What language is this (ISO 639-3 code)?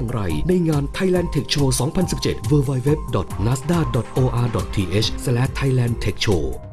tha